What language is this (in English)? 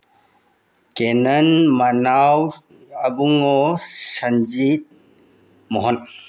Manipuri